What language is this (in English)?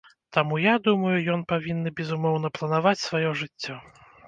Belarusian